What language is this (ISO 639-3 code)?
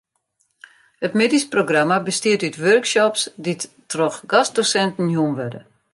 fry